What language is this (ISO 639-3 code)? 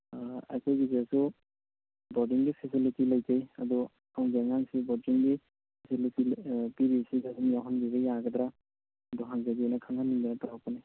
mni